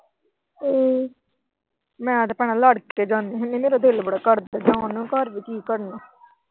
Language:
Punjabi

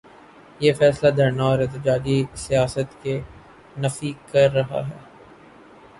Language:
Urdu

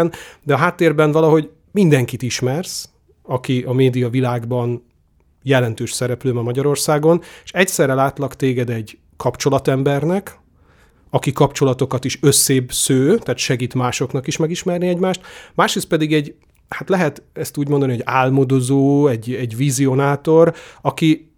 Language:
Hungarian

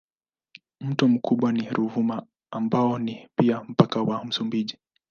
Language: Swahili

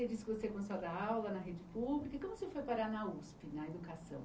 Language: Portuguese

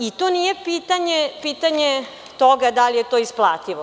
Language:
Serbian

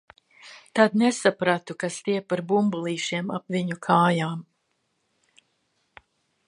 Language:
Latvian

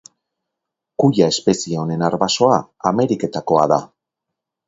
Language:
Basque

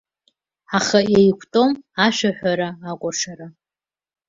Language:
Abkhazian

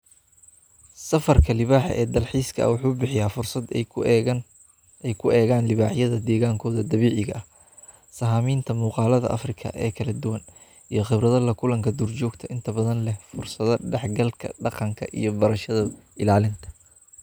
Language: Somali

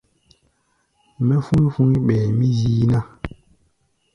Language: Gbaya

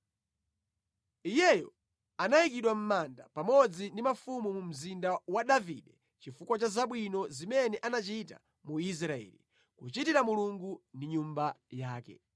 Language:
Nyanja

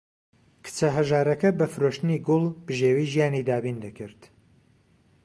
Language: Central Kurdish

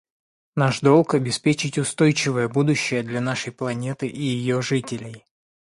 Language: Russian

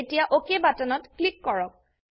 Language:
Assamese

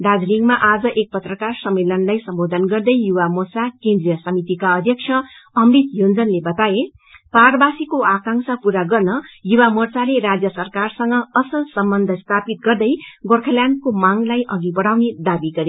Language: Nepali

